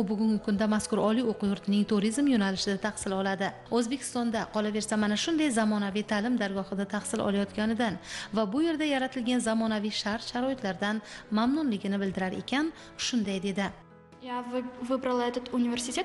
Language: Turkish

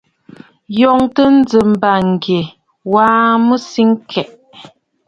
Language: Bafut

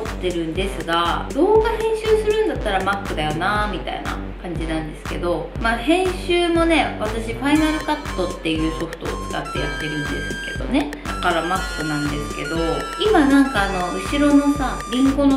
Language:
Japanese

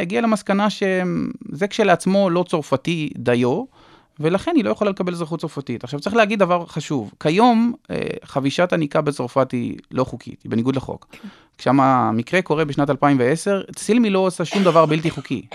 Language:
Hebrew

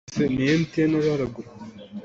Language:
Hakha Chin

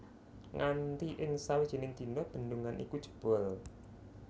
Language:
Javanese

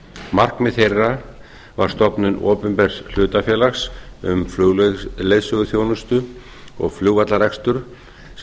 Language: Icelandic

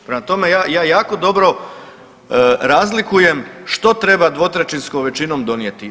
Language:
Croatian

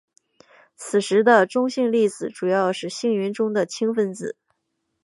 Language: Chinese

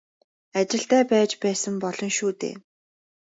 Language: Mongolian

